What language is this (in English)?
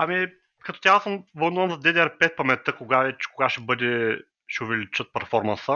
Bulgarian